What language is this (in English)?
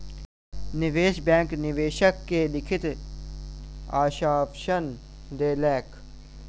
Maithili